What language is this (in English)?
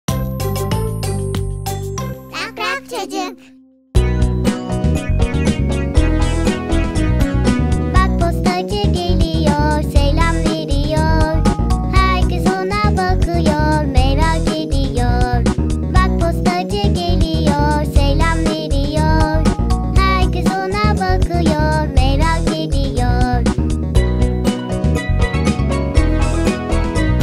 Turkish